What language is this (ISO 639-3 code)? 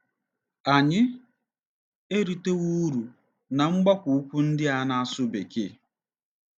ibo